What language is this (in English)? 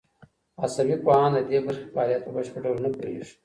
Pashto